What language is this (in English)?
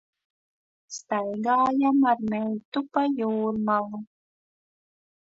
Latvian